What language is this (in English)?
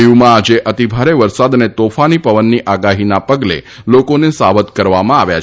Gujarati